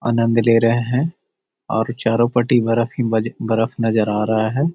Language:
Magahi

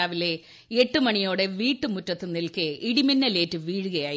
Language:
Malayalam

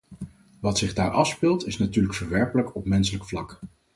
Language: Dutch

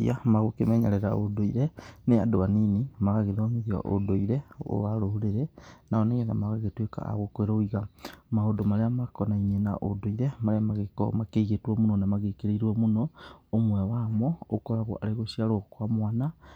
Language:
Kikuyu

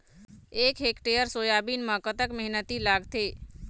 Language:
Chhattisgarhi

